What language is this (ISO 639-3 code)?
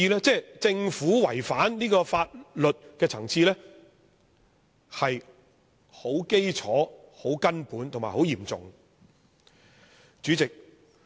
yue